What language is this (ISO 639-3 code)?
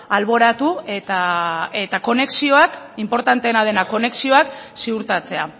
eus